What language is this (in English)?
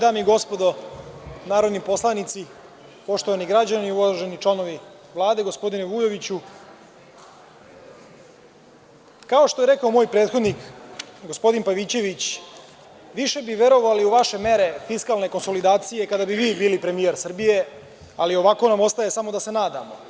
Serbian